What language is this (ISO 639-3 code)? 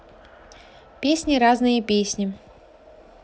rus